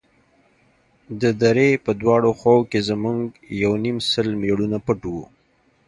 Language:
Pashto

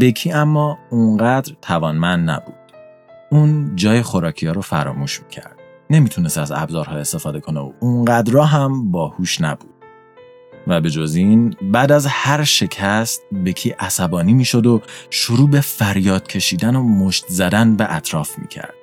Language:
Persian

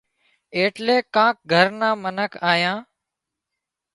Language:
Wadiyara Koli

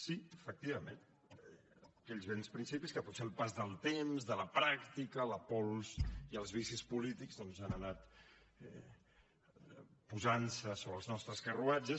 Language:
Catalan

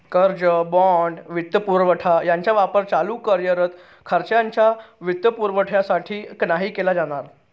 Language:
Marathi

